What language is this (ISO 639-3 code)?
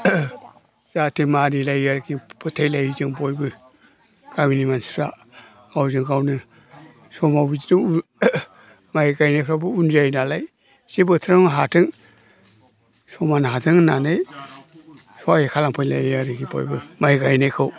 brx